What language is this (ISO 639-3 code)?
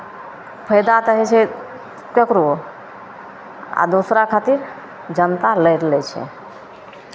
mai